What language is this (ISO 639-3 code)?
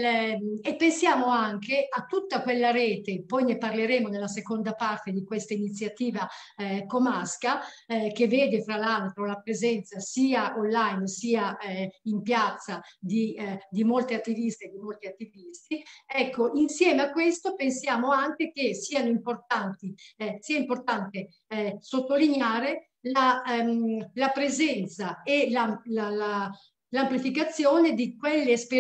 ita